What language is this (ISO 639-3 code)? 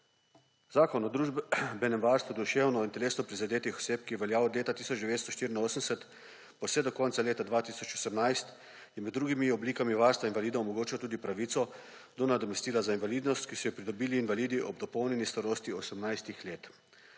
slv